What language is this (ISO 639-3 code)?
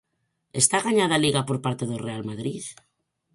glg